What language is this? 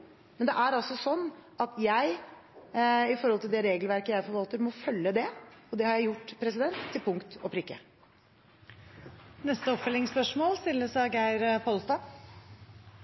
Norwegian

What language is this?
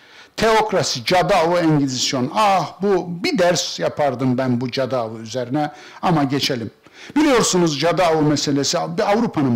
Turkish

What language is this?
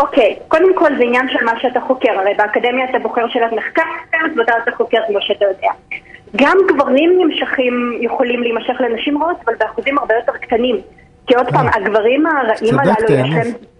Hebrew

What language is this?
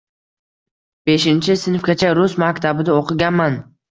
Uzbek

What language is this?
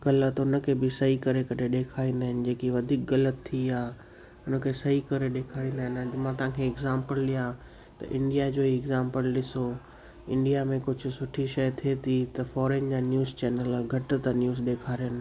Sindhi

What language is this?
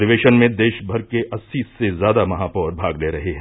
Hindi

